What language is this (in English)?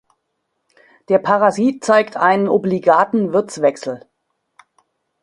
German